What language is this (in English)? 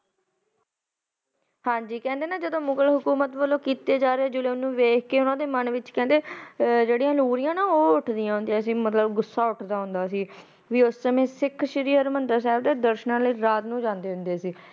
Punjabi